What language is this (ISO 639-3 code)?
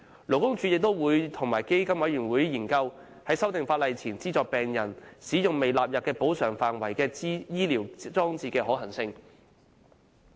yue